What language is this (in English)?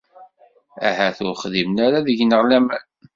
Kabyle